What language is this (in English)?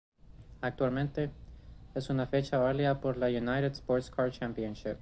Spanish